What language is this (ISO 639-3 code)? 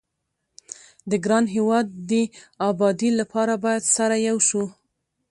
pus